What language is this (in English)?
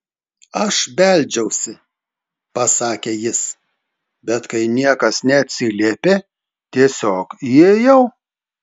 Lithuanian